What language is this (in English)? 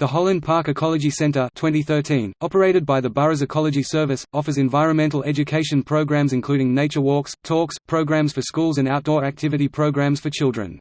English